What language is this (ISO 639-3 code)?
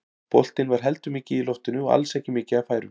isl